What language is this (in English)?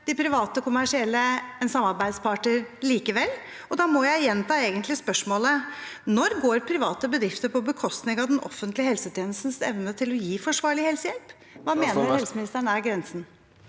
Norwegian